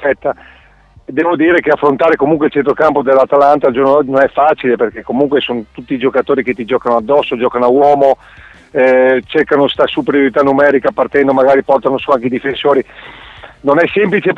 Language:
Italian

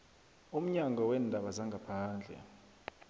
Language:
South Ndebele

